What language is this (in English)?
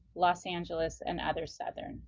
English